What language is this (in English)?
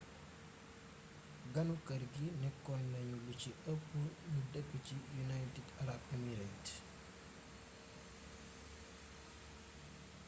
Wolof